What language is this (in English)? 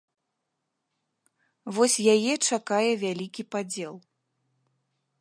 Belarusian